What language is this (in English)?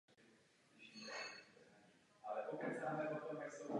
Czech